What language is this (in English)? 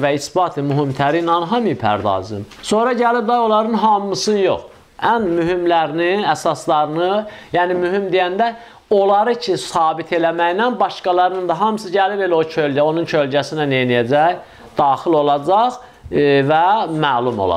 Turkish